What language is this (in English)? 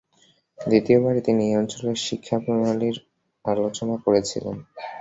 Bangla